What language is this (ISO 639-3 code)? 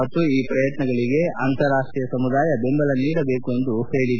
kan